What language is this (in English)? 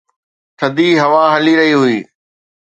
Sindhi